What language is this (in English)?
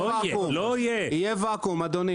Hebrew